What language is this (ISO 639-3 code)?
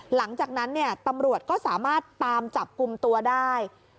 tha